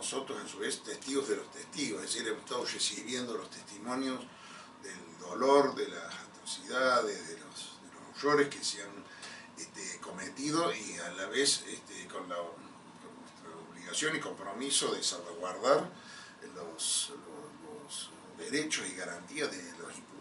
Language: Spanish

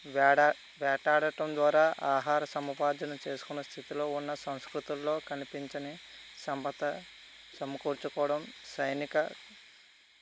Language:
Telugu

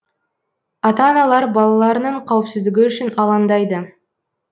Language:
Kazakh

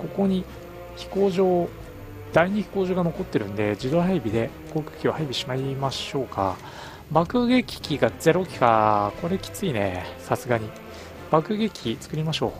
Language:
Japanese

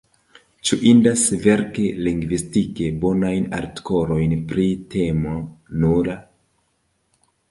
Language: Esperanto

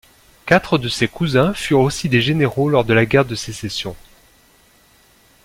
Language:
French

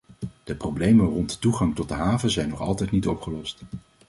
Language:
Dutch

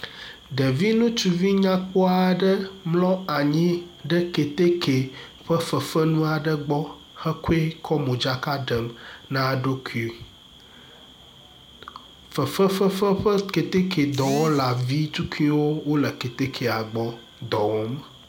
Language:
Ewe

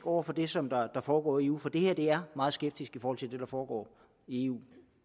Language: Danish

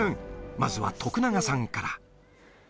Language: Japanese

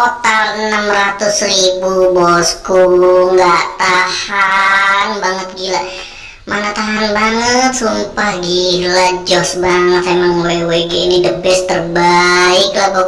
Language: Indonesian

